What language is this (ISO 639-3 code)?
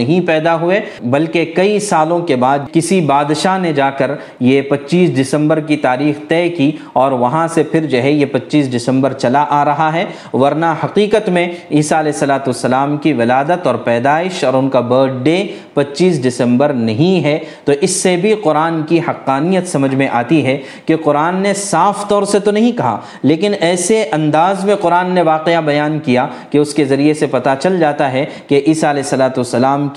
urd